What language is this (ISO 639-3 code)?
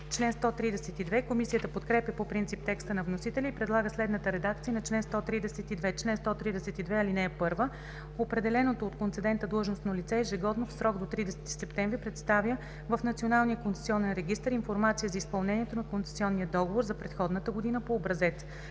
bul